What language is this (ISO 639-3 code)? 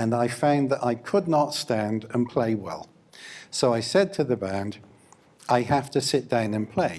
eng